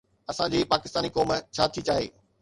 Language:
Sindhi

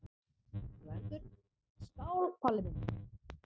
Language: Icelandic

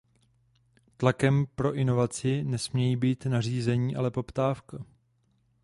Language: Czech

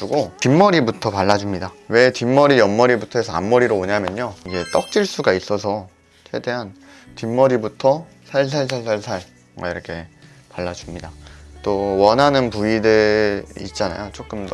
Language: Korean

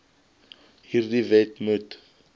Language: Afrikaans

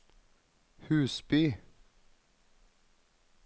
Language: Norwegian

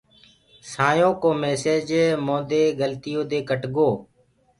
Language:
Gurgula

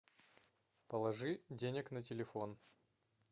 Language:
Russian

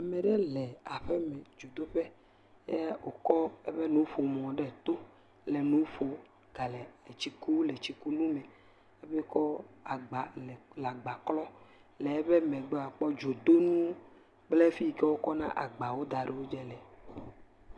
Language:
Ewe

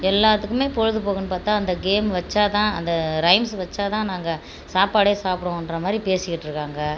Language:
Tamil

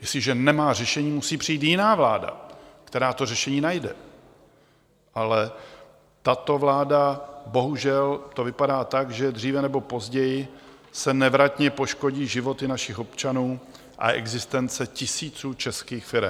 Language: Czech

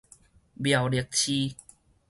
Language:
Min Nan Chinese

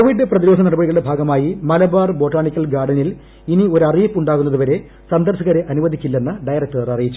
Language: Malayalam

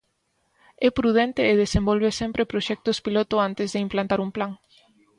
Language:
Galician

